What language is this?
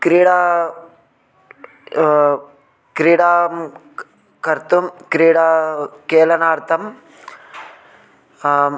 Sanskrit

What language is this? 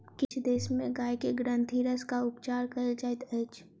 Maithili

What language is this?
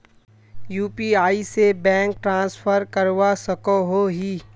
Magahi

